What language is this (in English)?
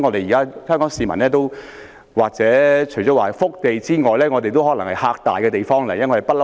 Cantonese